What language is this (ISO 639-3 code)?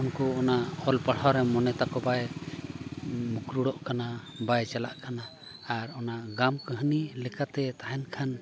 sat